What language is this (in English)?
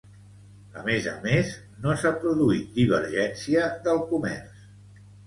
Catalan